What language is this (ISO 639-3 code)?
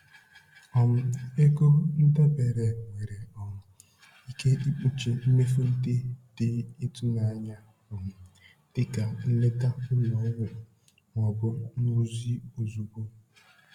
ibo